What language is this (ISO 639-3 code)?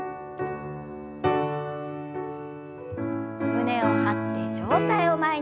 jpn